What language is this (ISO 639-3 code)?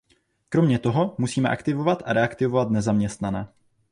ces